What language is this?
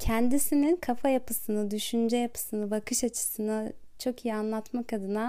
Turkish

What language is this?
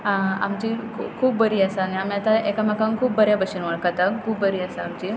Konkani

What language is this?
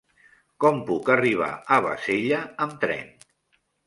Catalan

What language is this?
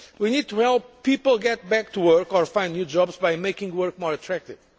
English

